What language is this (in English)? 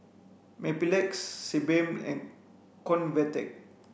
English